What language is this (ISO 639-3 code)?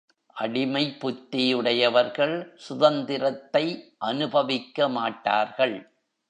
tam